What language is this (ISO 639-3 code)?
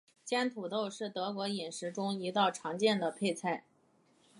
zho